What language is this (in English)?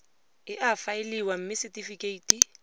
Tswana